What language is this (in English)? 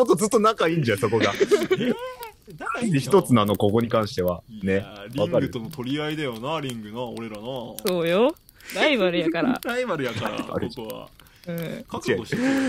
Japanese